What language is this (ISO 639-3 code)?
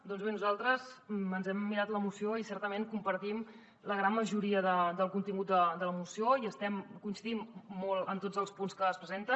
cat